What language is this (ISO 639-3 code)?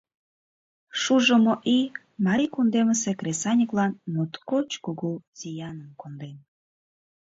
chm